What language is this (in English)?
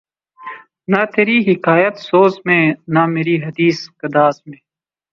Urdu